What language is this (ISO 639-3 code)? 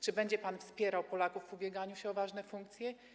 pol